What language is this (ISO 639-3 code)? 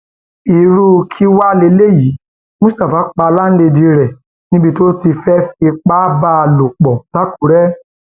yor